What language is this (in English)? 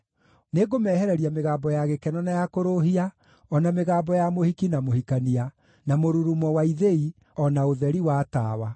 Kikuyu